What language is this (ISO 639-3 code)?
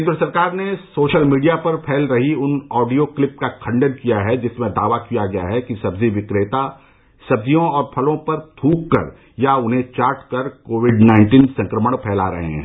hin